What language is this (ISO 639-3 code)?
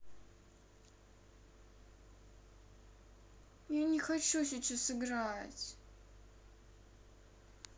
rus